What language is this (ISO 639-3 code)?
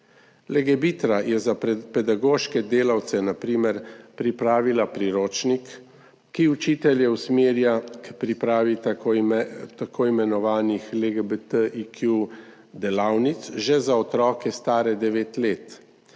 slv